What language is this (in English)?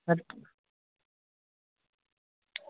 Dogri